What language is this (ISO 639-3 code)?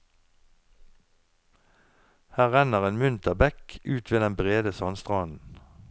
nor